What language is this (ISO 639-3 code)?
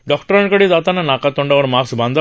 mar